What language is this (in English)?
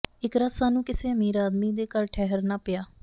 Punjabi